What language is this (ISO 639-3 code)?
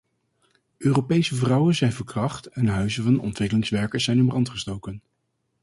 nld